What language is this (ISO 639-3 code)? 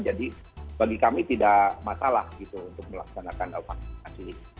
ind